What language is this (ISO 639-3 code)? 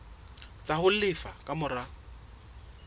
sot